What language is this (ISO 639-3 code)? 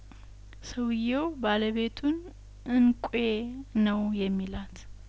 amh